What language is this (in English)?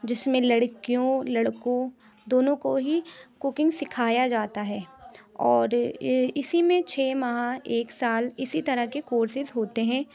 Urdu